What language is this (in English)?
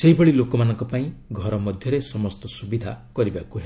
Odia